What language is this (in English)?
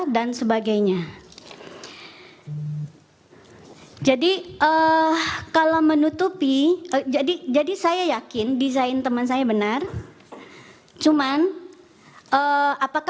Indonesian